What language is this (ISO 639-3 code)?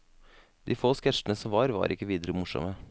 nor